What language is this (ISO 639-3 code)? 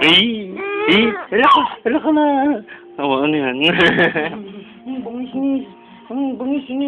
ell